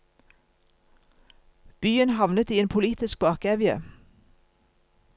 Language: Norwegian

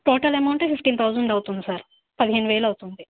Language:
Telugu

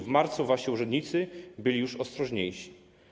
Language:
Polish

